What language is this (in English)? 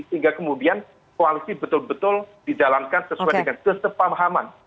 Indonesian